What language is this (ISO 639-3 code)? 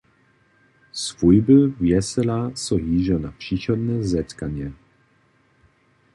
hsb